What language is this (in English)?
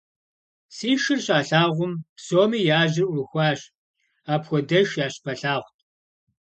Kabardian